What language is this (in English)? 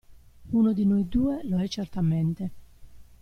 Italian